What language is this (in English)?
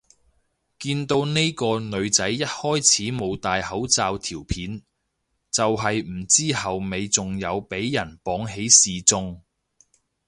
Cantonese